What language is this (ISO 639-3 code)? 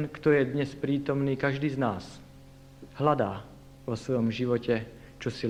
slk